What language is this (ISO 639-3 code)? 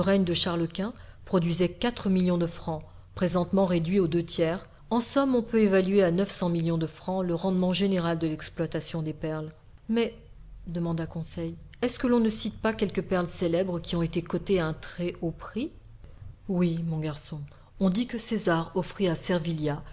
fra